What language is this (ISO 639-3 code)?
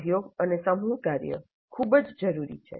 guj